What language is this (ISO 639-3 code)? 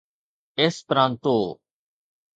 snd